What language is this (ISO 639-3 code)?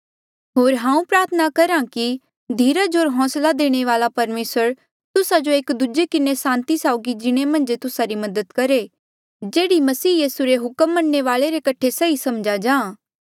mjl